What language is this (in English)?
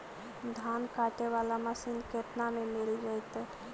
Magahi